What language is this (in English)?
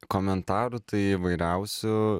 Lithuanian